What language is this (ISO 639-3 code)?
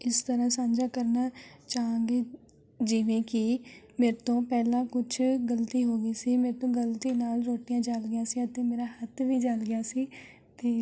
pan